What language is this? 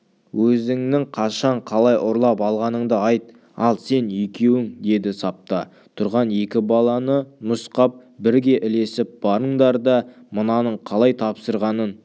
Kazakh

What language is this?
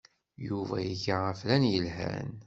Kabyle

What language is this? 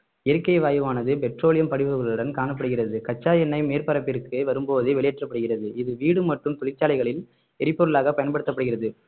Tamil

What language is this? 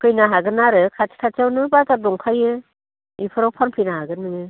Bodo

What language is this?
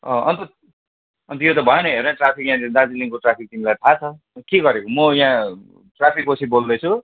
Nepali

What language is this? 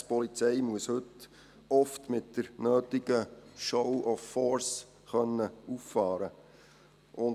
Swiss German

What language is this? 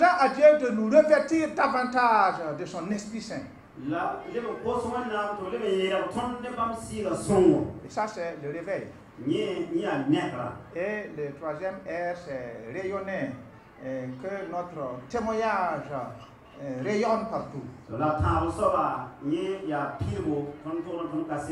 French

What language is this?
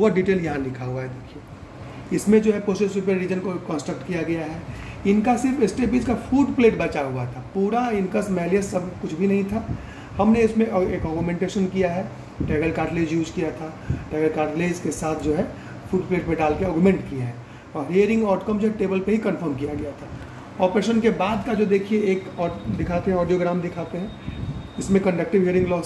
Hindi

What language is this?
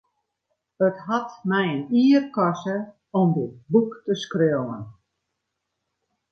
Western Frisian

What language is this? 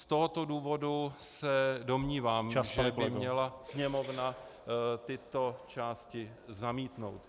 Czech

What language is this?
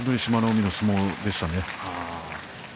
Japanese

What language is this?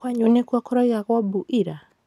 Kikuyu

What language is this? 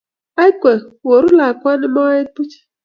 Kalenjin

